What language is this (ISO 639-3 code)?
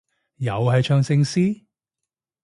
yue